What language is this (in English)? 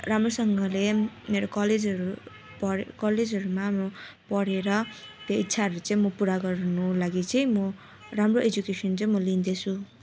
Nepali